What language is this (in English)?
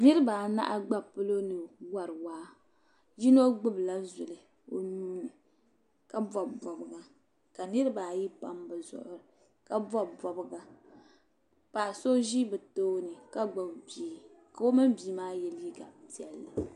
Dagbani